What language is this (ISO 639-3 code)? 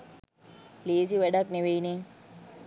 sin